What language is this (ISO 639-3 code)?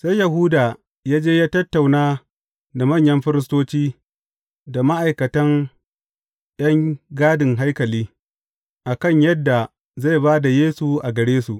hau